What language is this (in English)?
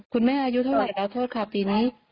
Thai